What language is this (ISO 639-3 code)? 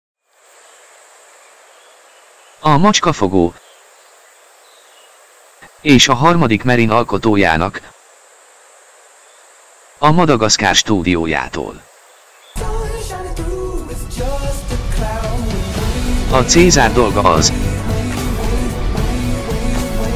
hun